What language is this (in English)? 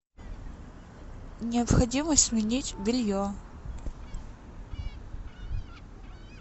Russian